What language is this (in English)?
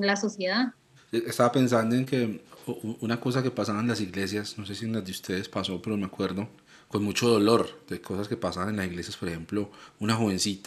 Spanish